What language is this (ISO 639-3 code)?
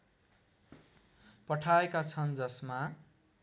nep